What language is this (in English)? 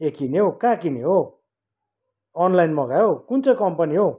Nepali